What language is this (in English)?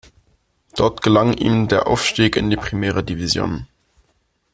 German